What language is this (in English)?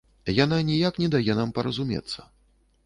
Belarusian